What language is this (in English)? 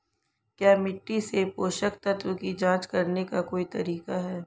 Hindi